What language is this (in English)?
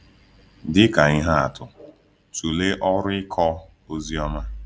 Igbo